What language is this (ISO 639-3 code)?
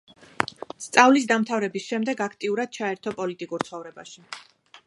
kat